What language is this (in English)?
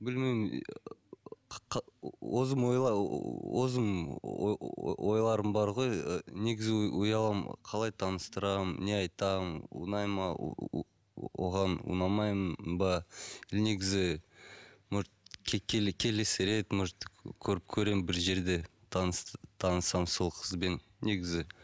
Kazakh